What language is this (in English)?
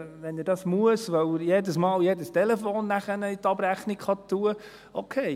Swiss German